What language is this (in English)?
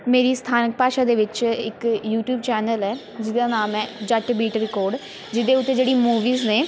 Punjabi